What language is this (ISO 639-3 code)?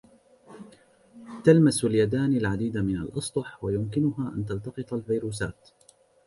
ara